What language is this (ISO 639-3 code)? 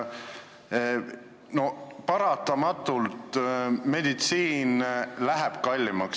est